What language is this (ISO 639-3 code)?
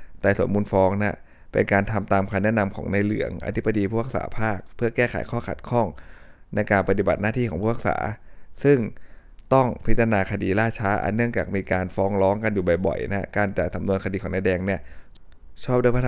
tha